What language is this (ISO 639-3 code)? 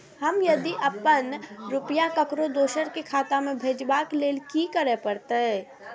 mai